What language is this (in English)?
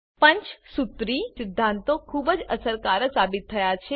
Gujarati